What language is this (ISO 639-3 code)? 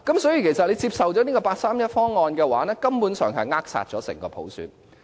yue